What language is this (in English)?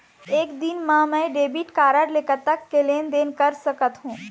Chhattisgarhi